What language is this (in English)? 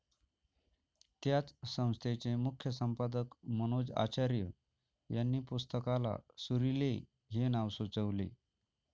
Marathi